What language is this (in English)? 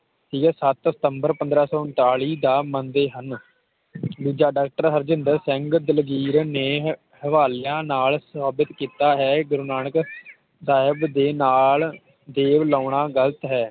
Punjabi